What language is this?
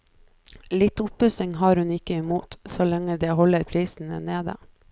Norwegian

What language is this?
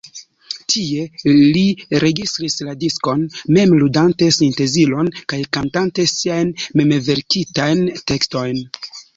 Esperanto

